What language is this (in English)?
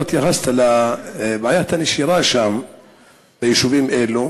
Hebrew